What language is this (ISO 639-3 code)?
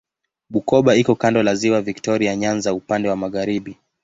swa